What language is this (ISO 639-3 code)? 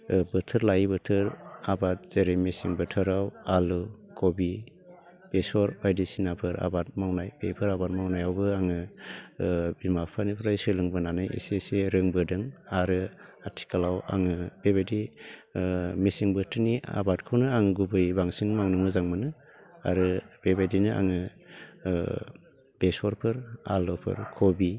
brx